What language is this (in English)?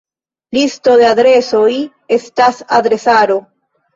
Esperanto